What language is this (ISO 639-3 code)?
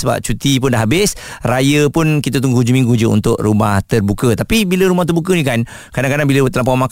msa